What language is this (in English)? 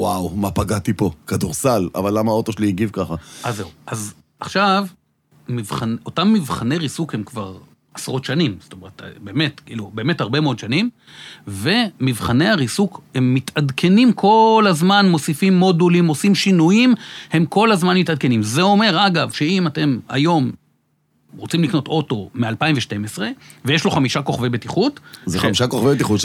Hebrew